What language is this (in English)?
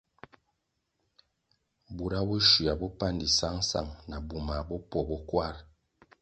Kwasio